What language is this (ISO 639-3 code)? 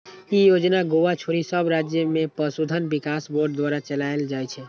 mai